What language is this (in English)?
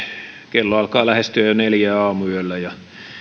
Finnish